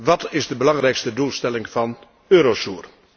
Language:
Dutch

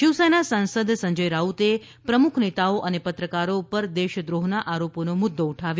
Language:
Gujarati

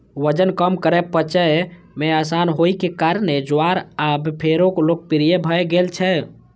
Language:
Maithili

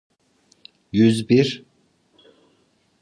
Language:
Turkish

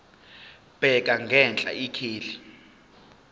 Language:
Zulu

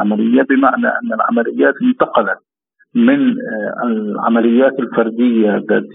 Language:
Arabic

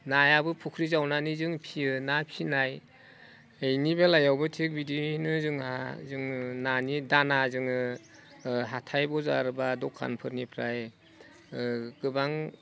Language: Bodo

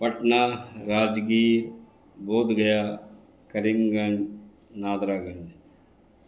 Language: Urdu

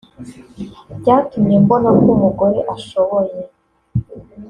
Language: Kinyarwanda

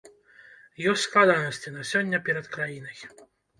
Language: Belarusian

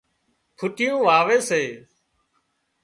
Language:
Wadiyara Koli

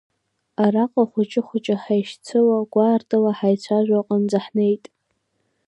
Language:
Abkhazian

